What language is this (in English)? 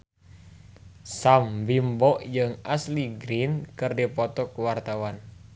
Sundanese